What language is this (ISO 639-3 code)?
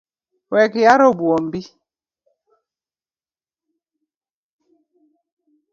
luo